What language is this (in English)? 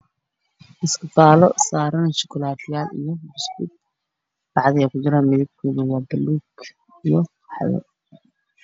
Somali